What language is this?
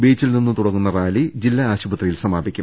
Malayalam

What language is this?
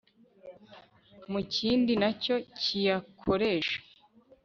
Kinyarwanda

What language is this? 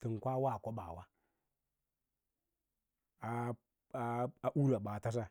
Lala-Roba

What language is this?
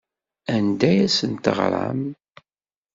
Kabyle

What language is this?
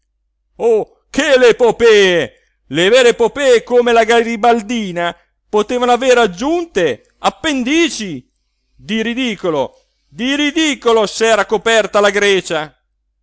Italian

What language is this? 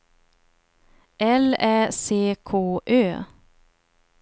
Swedish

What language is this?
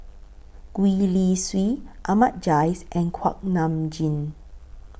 English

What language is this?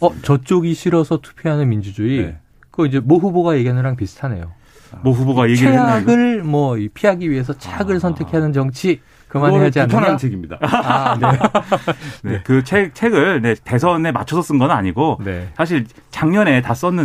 Korean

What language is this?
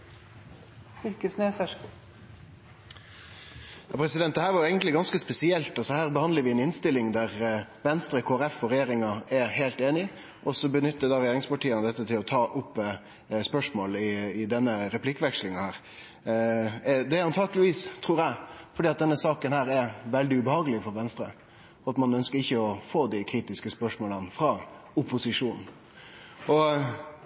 Norwegian Nynorsk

